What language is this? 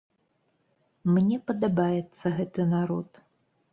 Belarusian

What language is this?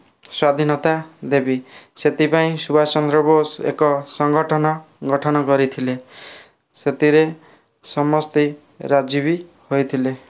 Odia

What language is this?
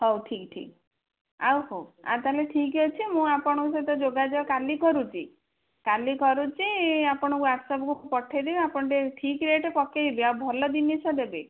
Odia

